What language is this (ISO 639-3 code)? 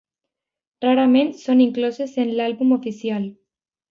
cat